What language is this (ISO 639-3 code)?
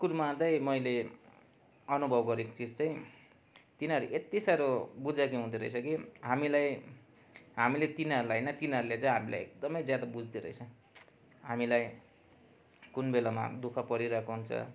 nep